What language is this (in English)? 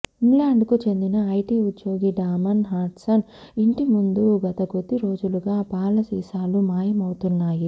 Telugu